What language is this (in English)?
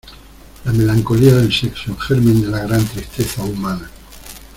Spanish